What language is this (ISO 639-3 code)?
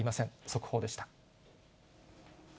jpn